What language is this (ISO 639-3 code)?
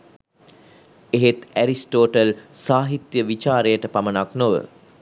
sin